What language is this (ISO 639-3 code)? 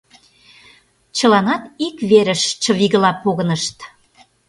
chm